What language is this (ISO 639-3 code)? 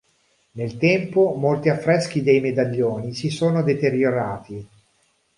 ita